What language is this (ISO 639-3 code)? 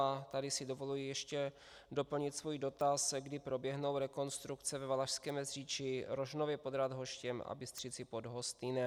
ces